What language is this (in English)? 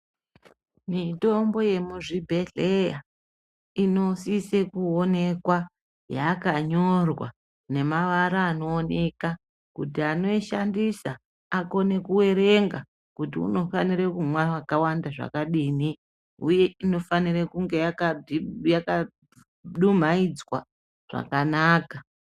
Ndau